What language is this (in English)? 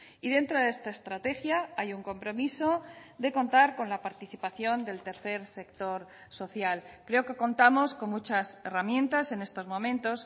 Spanish